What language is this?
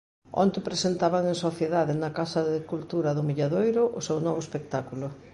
Galician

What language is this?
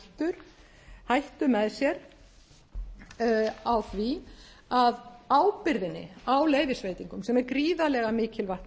Icelandic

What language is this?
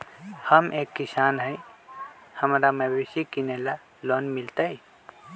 Magahi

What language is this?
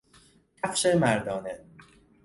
Persian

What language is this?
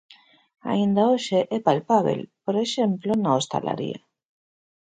Galician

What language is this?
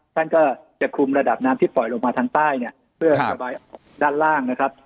Thai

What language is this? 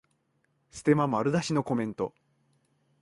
Japanese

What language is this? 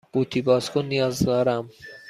Persian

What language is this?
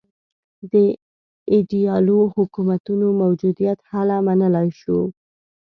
Pashto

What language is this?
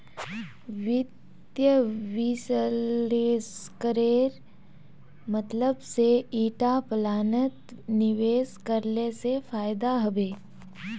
Magahi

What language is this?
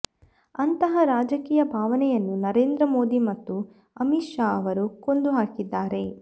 Kannada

